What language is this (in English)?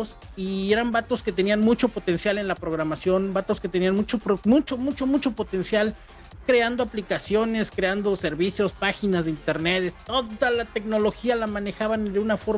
Spanish